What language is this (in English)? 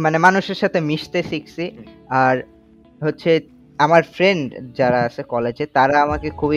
Bangla